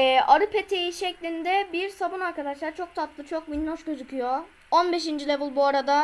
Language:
Turkish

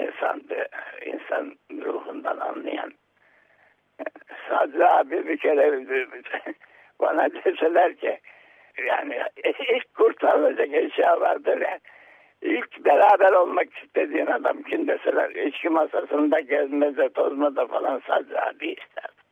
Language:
Turkish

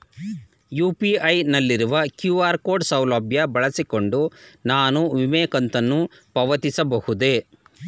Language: Kannada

